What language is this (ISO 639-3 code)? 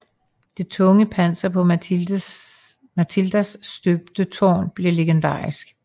dan